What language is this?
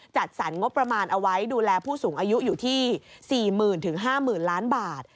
Thai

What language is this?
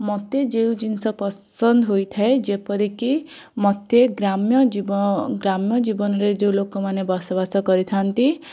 Odia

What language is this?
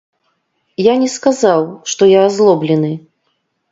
Belarusian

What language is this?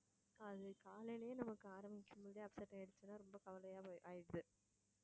Tamil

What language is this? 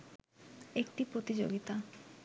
Bangla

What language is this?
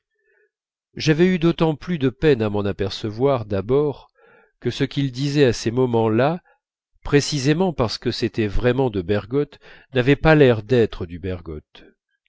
French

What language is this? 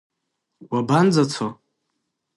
Abkhazian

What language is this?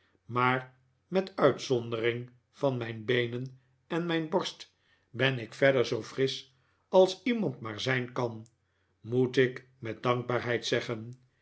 Dutch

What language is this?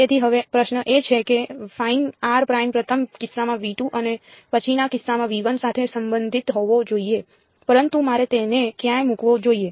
Gujarati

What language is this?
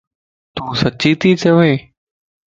Lasi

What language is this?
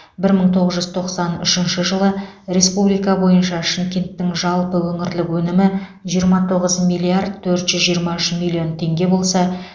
Kazakh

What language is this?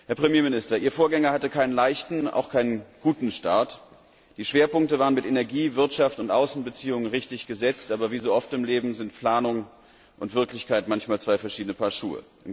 German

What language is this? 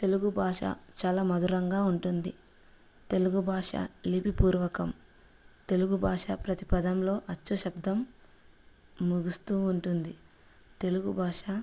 Telugu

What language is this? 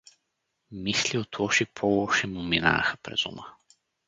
Bulgarian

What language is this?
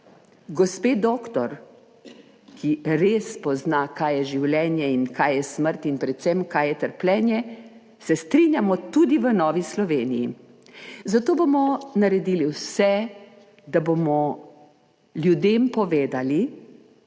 Slovenian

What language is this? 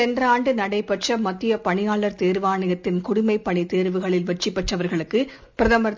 Tamil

